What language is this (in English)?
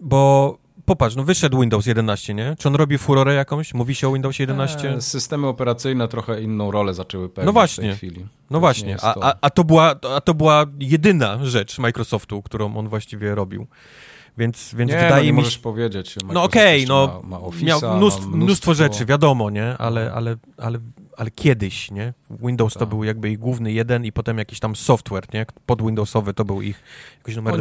Polish